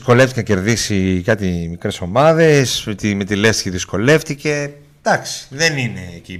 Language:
Greek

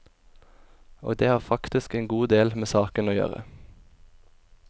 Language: Norwegian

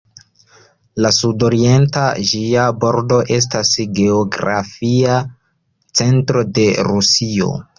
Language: Esperanto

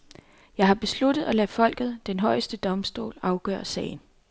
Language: Danish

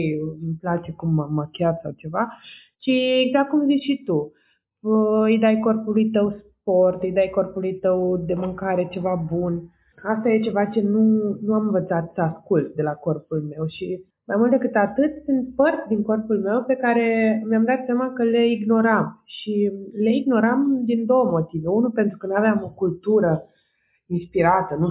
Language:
Romanian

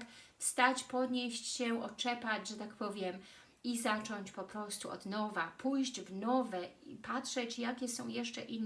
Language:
Polish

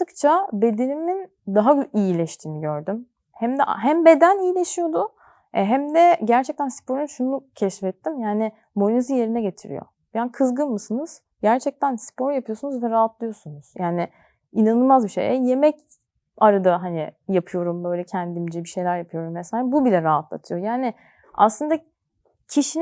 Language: Turkish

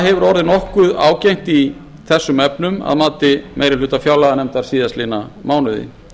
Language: Icelandic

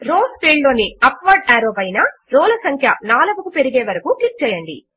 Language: Telugu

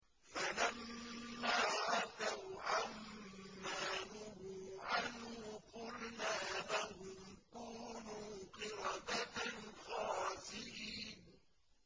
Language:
Arabic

